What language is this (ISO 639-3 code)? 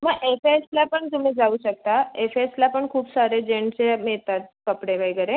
mar